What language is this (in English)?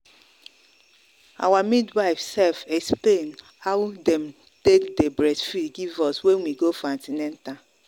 Nigerian Pidgin